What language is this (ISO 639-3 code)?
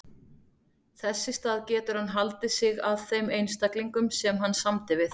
isl